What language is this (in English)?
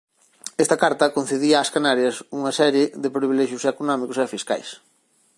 Galician